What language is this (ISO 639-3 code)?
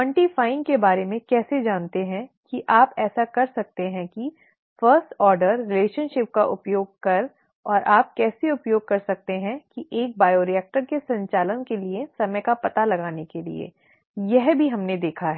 hin